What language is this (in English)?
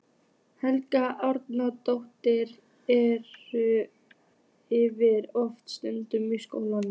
Icelandic